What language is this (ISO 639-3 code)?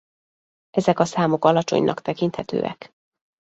hun